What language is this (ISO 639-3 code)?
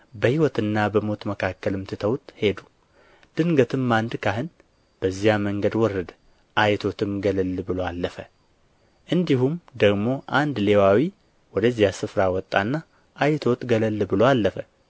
amh